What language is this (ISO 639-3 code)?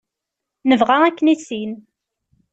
kab